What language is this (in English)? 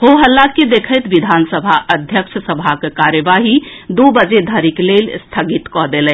Maithili